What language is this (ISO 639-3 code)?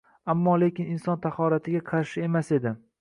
uzb